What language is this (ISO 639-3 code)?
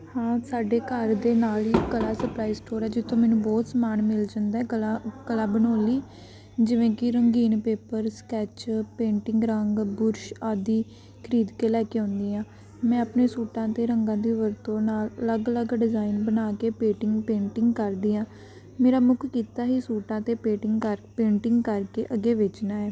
pan